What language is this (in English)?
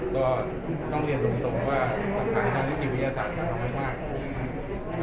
Thai